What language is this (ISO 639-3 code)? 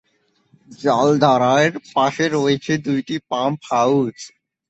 ben